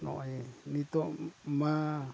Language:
Santali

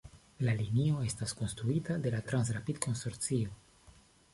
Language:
Esperanto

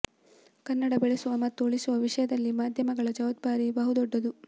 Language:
Kannada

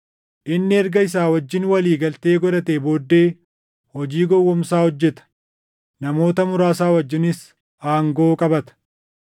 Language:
Oromo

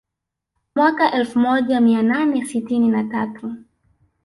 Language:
Swahili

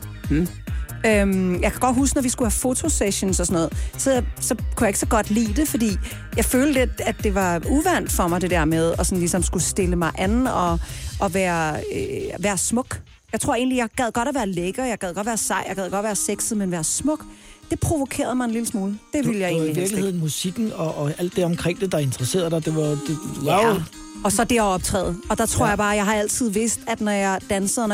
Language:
Danish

